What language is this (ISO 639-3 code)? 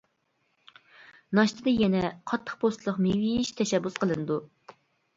uig